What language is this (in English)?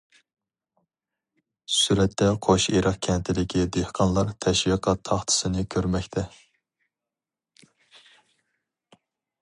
Uyghur